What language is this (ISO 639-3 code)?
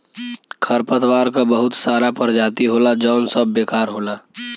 bho